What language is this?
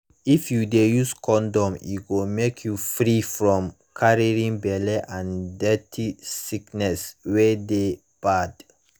Nigerian Pidgin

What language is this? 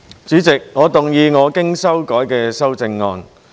Cantonese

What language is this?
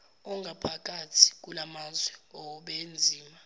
Zulu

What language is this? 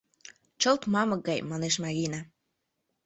Mari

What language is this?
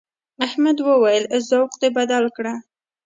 Pashto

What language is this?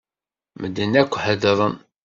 Kabyle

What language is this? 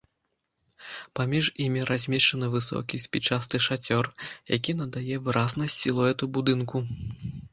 Belarusian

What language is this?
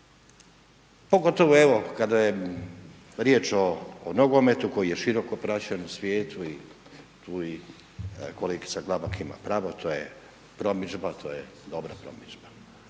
Croatian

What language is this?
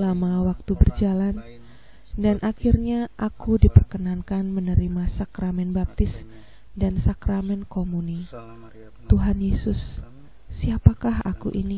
Indonesian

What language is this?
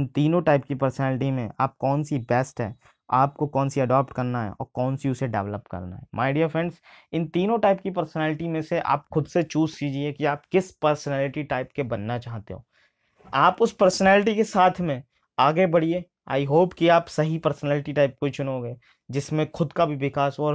Hindi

